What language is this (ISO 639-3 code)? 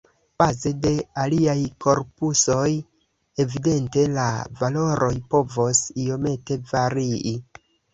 epo